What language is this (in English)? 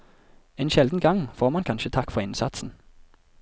Norwegian